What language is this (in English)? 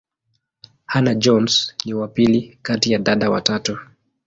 Swahili